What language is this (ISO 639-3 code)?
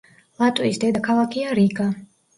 kat